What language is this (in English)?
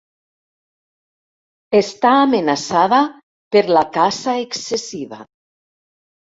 Catalan